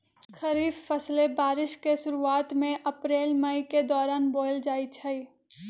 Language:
Magahi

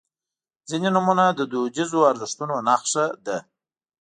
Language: Pashto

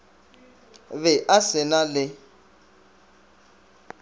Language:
Northern Sotho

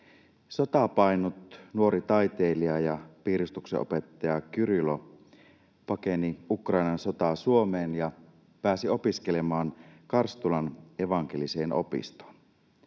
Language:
Finnish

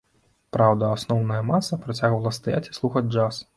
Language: Belarusian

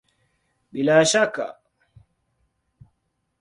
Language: Swahili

